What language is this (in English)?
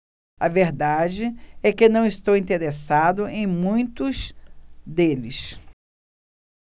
Portuguese